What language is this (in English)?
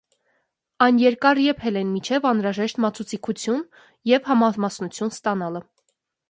Armenian